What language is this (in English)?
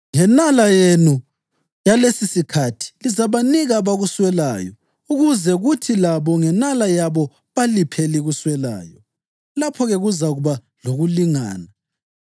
North Ndebele